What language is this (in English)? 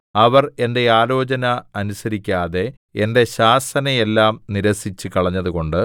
Malayalam